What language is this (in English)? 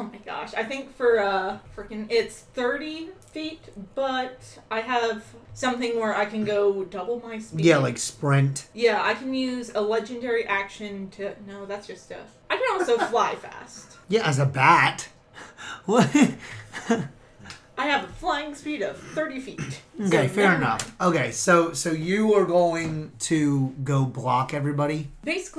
English